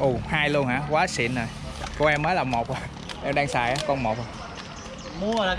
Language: Vietnamese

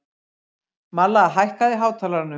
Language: Icelandic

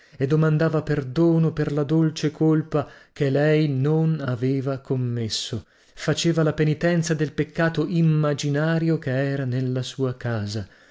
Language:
Italian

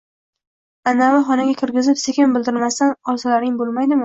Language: Uzbek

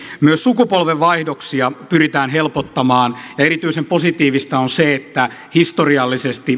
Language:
Finnish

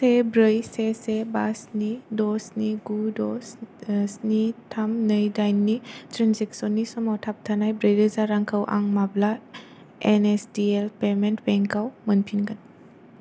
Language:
Bodo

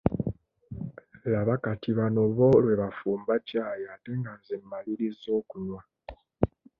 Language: Ganda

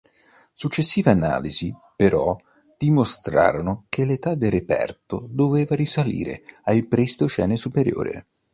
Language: Italian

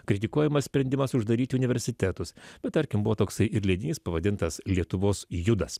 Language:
Lithuanian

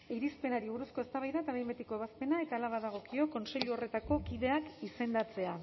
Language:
Basque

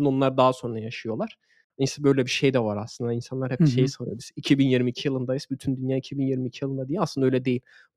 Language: Turkish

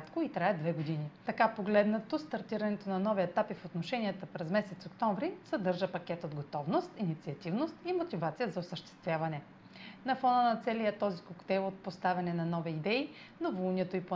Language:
Bulgarian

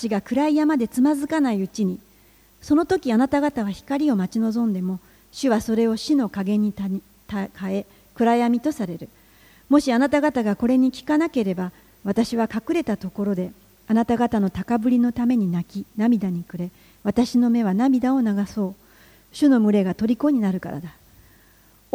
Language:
Japanese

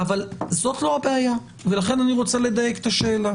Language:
Hebrew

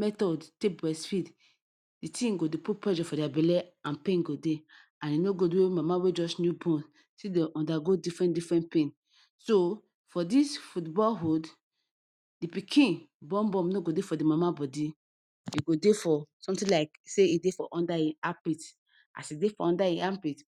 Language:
Nigerian Pidgin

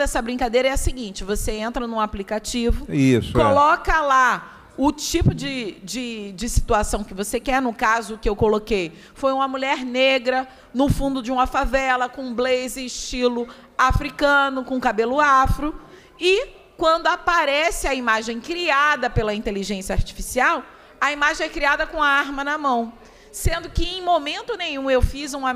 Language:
Portuguese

